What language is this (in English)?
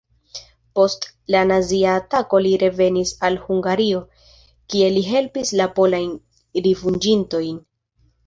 Esperanto